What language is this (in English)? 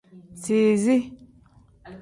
Tem